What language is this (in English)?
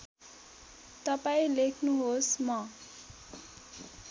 Nepali